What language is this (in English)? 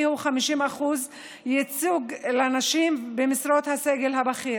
Hebrew